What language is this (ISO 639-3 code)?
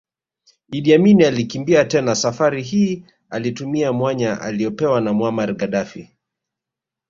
swa